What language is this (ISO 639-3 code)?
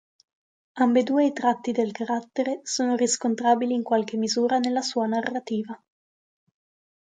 ita